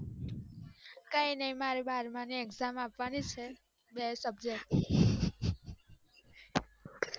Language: Gujarati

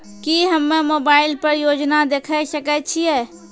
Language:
Maithili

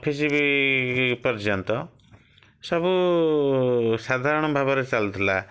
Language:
Odia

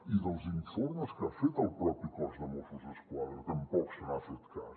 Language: Catalan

